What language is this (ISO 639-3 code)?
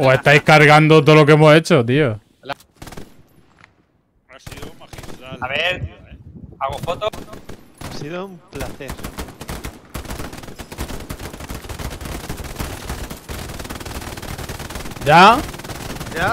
spa